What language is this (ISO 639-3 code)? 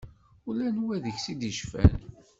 kab